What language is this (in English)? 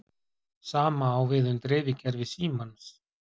Icelandic